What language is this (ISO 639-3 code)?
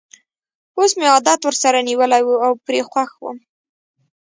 pus